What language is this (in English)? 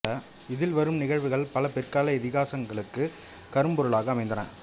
Tamil